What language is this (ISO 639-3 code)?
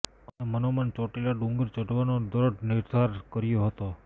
guj